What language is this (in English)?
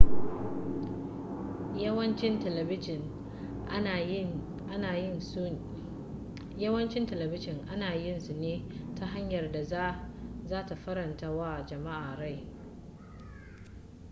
Hausa